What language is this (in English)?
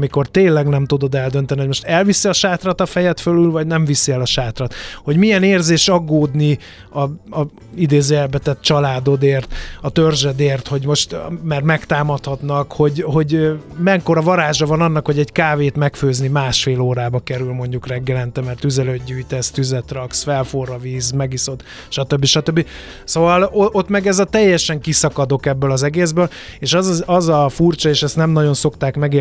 Hungarian